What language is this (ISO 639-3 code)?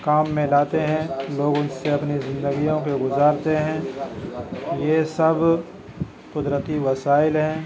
urd